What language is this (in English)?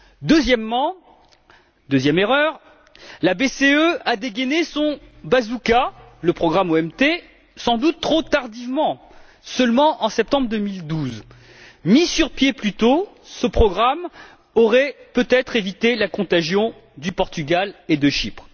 French